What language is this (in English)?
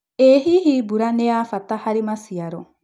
Kikuyu